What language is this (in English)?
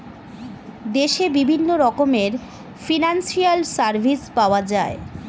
Bangla